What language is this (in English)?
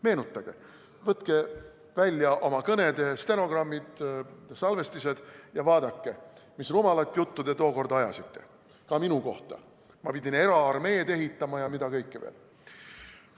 Estonian